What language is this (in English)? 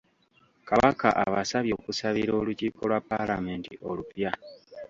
Ganda